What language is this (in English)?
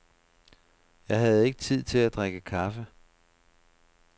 Danish